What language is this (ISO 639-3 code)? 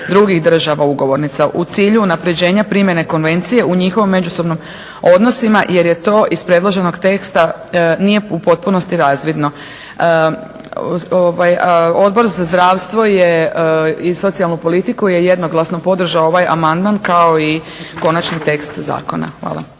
hrv